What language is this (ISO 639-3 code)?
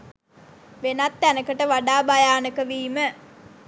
sin